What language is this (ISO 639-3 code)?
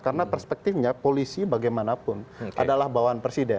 ind